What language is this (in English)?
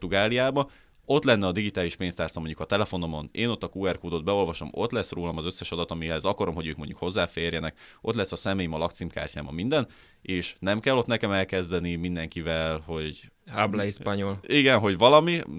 Hungarian